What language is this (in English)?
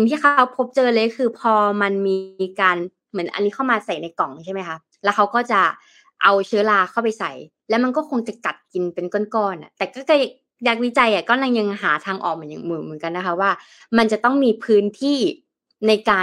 Thai